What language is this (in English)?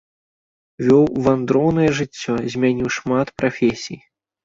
Belarusian